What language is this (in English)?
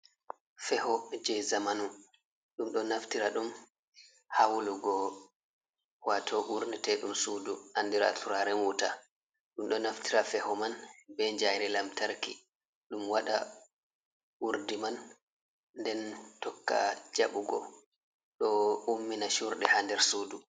Fula